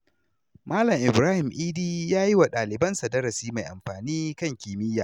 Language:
Hausa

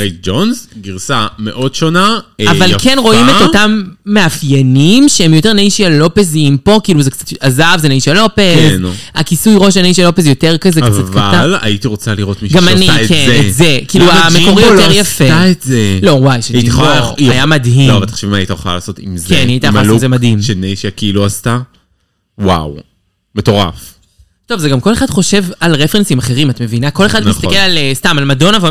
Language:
Hebrew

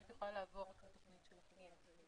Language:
Hebrew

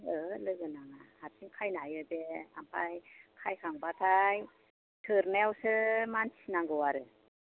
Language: Bodo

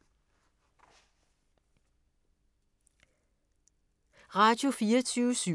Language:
Danish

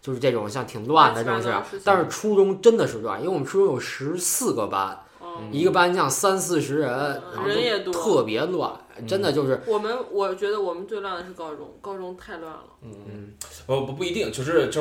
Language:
Chinese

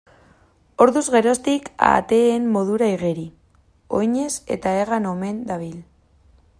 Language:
Basque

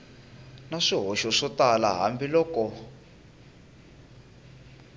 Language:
Tsonga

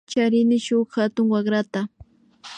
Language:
Imbabura Highland Quichua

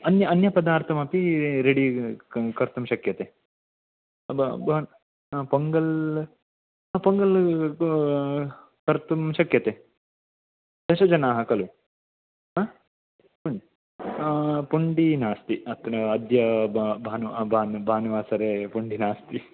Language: Sanskrit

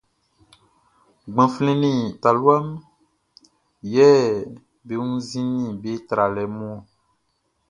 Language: Baoulé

